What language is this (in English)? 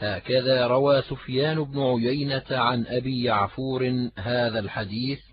Arabic